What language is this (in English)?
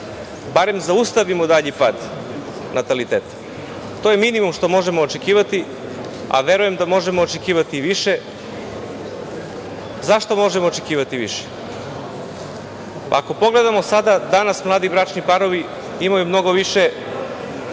Serbian